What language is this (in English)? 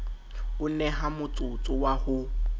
Southern Sotho